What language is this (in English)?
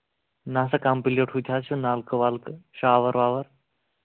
Kashmiri